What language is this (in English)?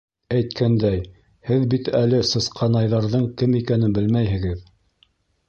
Bashkir